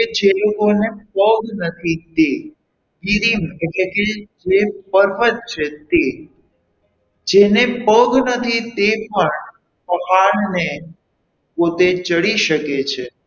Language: Gujarati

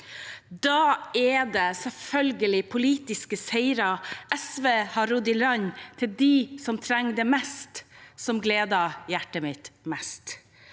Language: Norwegian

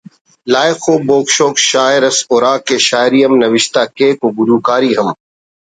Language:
Brahui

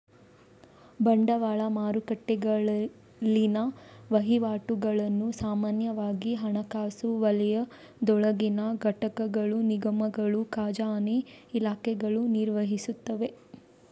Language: Kannada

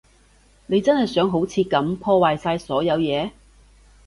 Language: Cantonese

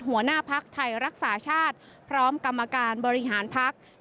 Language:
Thai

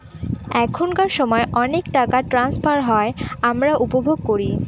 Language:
Bangla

